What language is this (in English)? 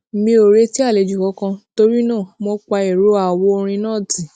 Yoruba